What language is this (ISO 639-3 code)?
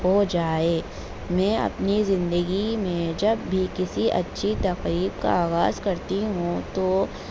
urd